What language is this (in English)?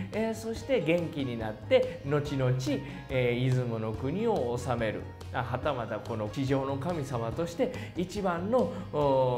Japanese